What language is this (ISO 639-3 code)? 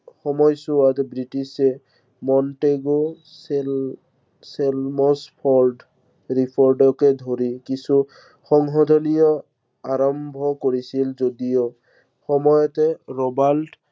asm